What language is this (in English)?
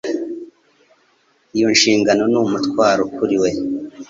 Kinyarwanda